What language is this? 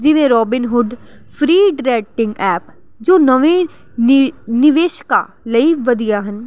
Punjabi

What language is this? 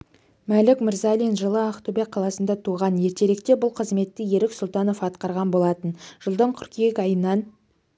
Kazakh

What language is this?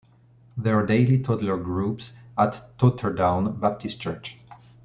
English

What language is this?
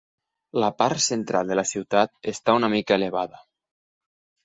Catalan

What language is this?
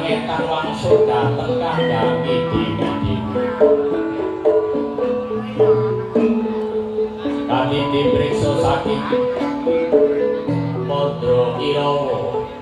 Indonesian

